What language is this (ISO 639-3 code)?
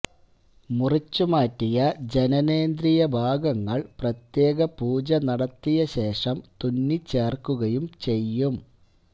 mal